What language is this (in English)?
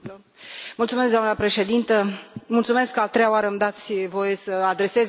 Romanian